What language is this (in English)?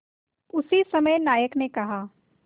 Hindi